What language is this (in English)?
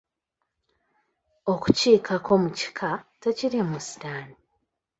Ganda